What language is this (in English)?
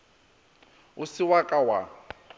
Northern Sotho